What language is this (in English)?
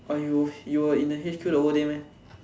English